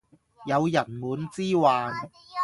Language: Cantonese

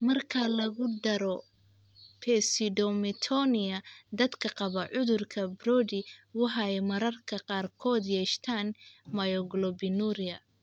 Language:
Somali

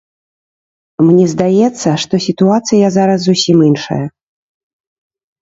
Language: Belarusian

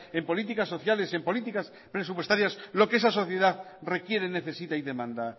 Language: Spanish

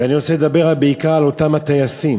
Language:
Hebrew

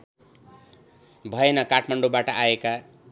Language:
Nepali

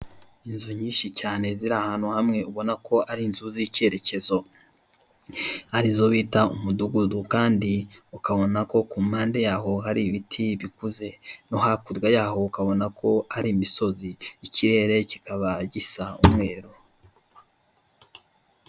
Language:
Kinyarwanda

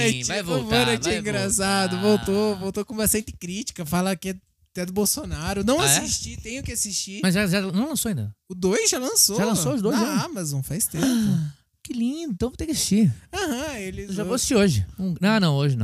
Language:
Portuguese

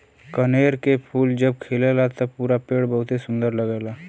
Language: Bhojpuri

